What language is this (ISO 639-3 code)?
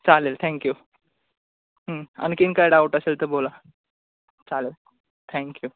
mar